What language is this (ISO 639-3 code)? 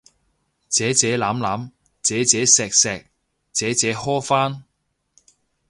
yue